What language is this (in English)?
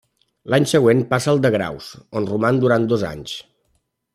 Catalan